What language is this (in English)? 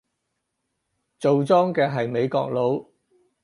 Cantonese